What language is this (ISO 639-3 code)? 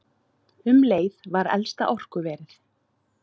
isl